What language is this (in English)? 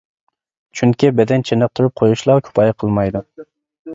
Uyghur